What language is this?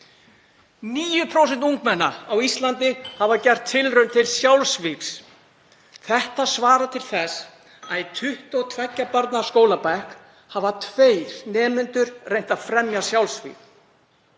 Icelandic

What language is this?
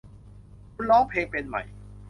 Thai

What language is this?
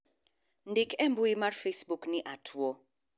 Luo (Kenya and Tanzania)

